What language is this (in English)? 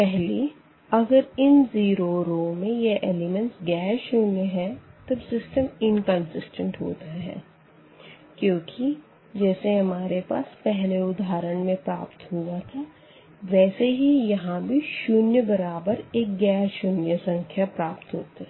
Hindi